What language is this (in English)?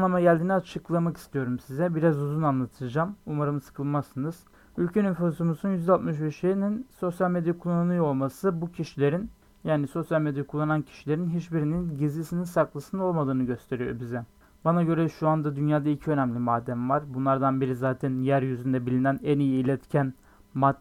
Turkish